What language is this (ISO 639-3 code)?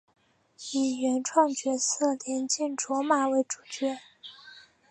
zho